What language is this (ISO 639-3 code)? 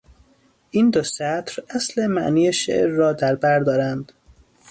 fas